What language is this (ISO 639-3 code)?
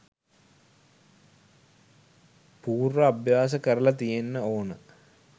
sin